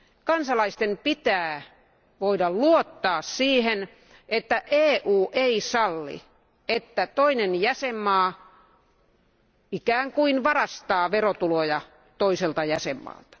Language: Finnish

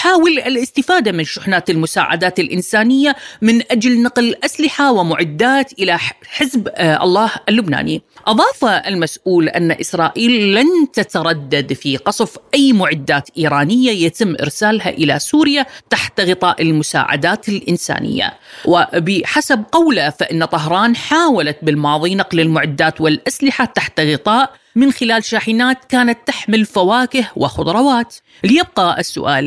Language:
Arabic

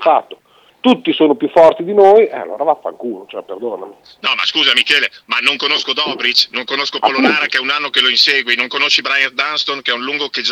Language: Italian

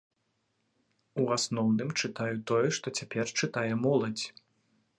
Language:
Belarusian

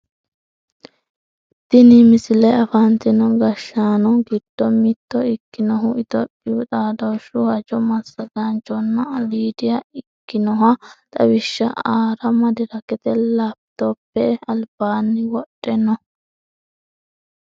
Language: Sidamo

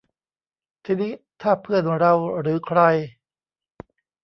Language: Thai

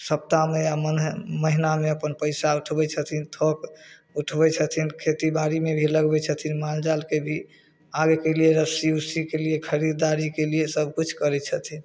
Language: Maithili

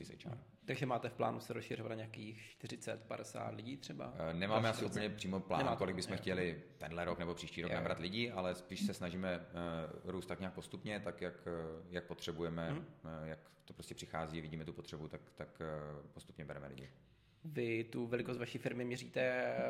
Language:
Czech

